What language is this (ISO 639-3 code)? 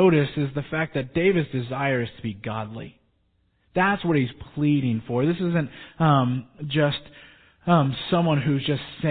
eng